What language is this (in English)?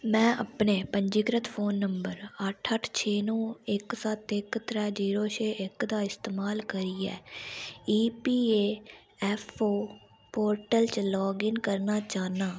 Dogri